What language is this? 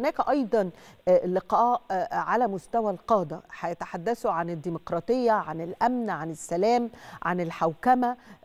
Arabic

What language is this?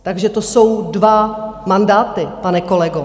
Czech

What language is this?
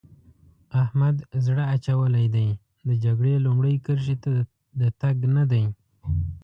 Pashto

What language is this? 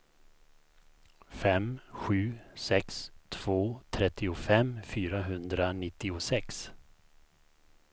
Swedish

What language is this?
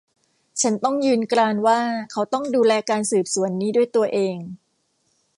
Thai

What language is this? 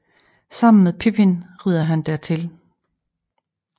Danish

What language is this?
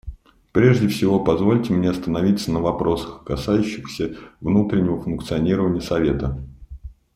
Russian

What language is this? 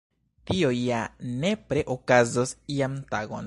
Esperanto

